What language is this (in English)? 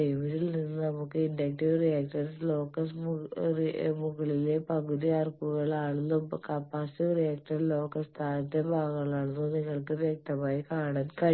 Malayalam